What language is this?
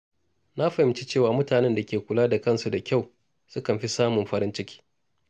Hausa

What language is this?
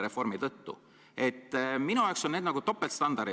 Estonian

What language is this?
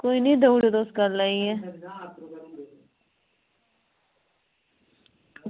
Dogri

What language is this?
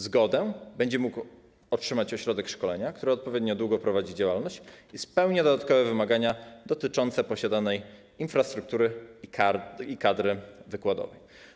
Polish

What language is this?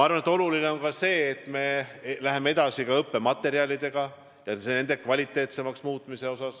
Estonian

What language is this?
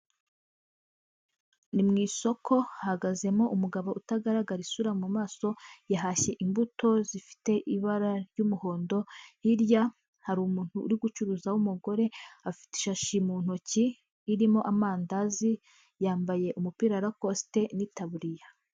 Kinyarwanda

